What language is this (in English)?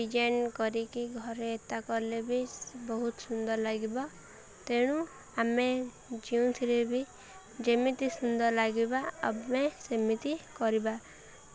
Odia